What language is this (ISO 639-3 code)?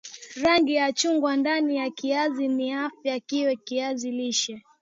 swa